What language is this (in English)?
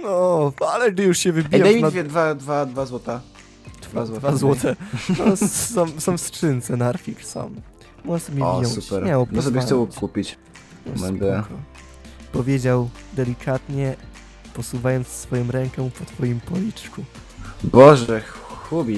Polish